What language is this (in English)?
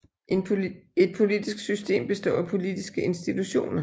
Danish